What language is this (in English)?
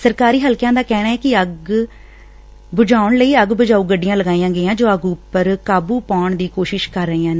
Punjabi